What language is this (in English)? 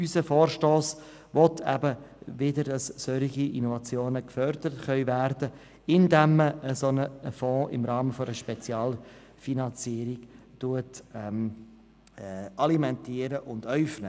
Swiss German